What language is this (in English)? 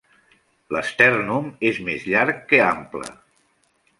Catalan